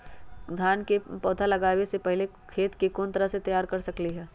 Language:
Magahi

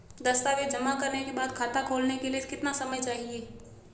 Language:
Hindi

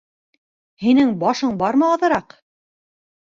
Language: Bashkir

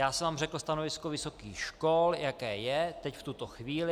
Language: Czech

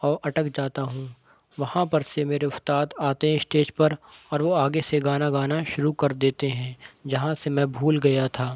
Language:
Urdu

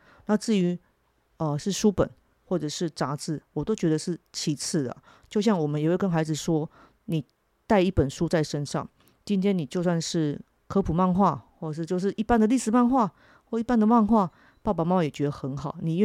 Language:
Chinese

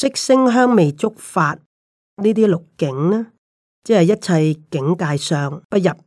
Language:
Chinese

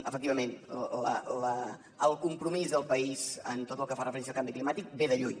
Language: Catalan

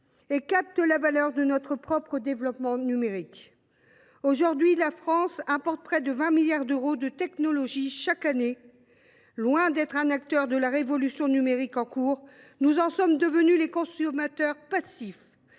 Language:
French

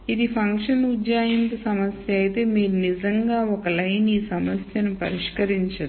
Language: Telugu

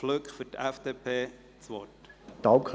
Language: Swiss German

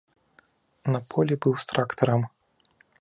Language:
Belarusian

